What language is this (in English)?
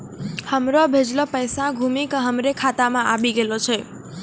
Maithili